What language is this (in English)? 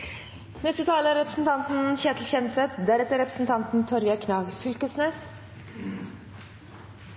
Norwegian Bokmål